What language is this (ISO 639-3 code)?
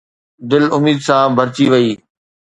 snd